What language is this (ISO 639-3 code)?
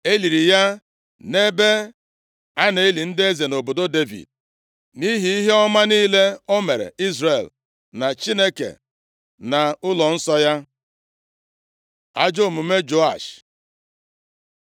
ibo